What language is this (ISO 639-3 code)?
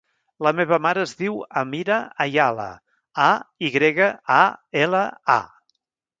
cat